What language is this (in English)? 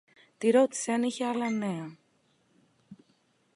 Greek